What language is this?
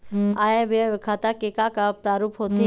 Chhattisgarhi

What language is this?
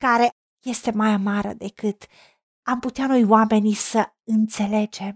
Romanian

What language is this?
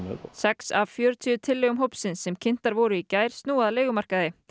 Icelandic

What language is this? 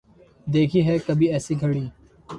Urdu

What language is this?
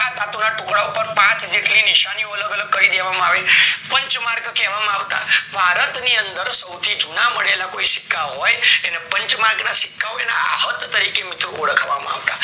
Gujarati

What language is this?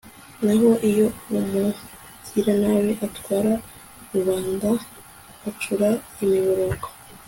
Kinyarwanda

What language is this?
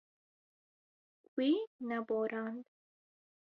Kurdish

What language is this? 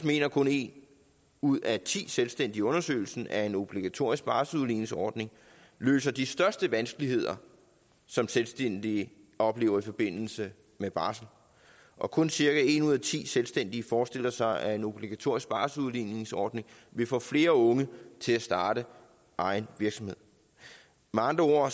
Danish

